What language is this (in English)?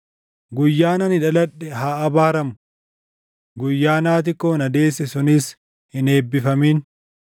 Oromo